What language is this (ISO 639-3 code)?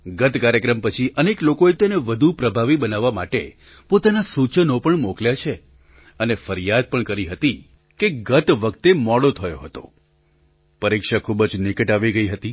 guj